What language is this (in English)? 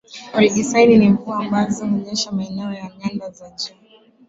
Swahili